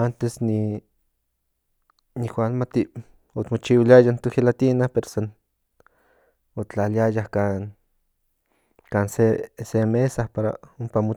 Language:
Central Nahuatl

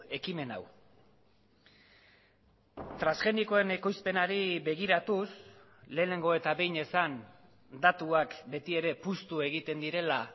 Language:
Basque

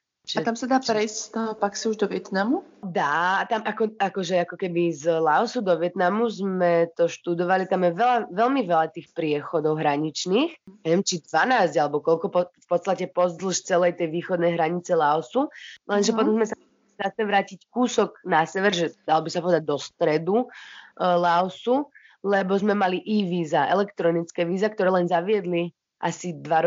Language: Slovak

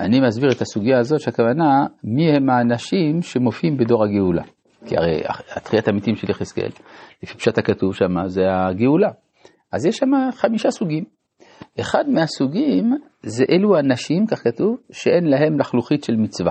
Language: Hebrew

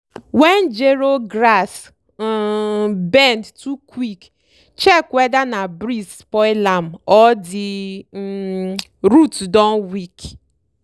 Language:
Nigerian Pidgin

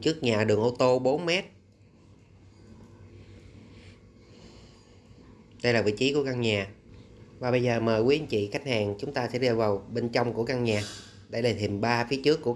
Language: Vietnamese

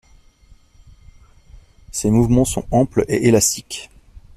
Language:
French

